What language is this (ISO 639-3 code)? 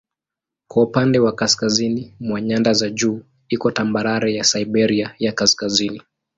swa